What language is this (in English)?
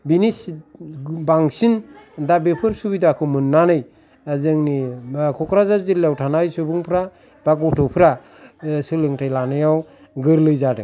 Bodo